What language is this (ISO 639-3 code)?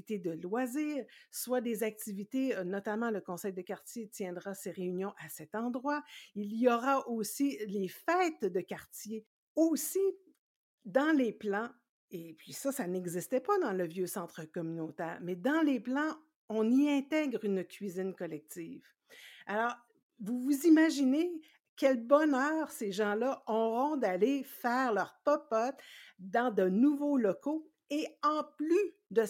fra